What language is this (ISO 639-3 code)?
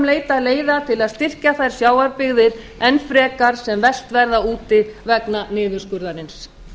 isl